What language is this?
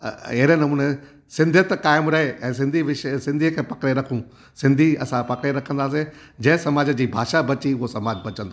Sindhi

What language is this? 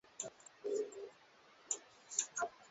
Swahili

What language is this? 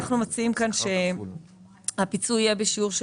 Hebrew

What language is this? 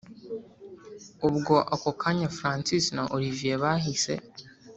Kinyarwanda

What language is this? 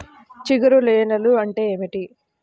Telugu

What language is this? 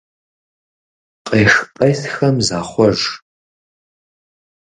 Kabardian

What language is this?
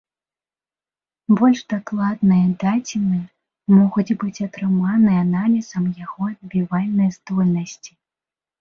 Belarusian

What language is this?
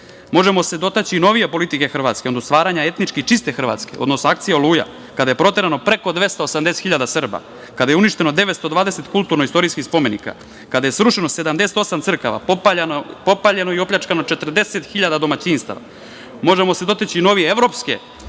Serbian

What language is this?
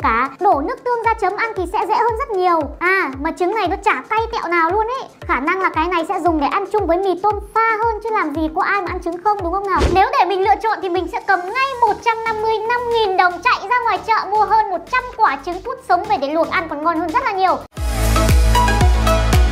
Vietnamese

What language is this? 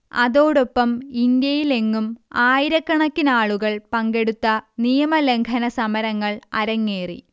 Malayalam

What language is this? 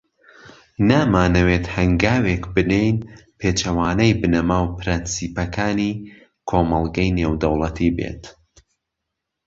Central Kurdish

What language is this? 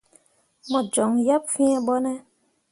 Mundang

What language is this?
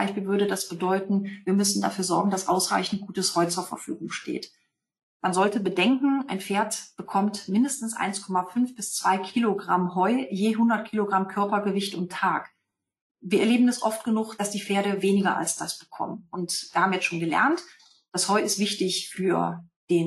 German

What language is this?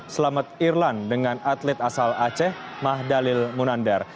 Indonesian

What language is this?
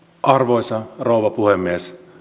Finnish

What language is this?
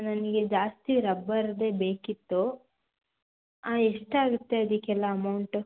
Kannada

